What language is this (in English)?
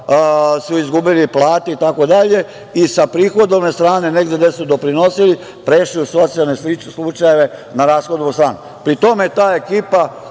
Serbian